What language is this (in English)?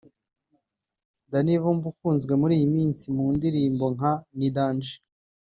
Kinyarwanda